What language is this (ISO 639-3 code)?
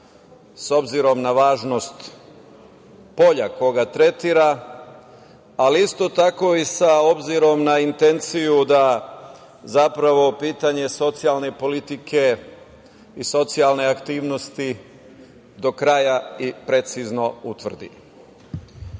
srp